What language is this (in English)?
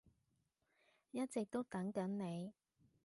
Cantonese